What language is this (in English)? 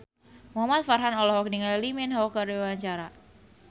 Sundanese